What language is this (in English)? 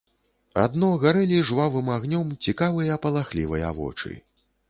Belarusian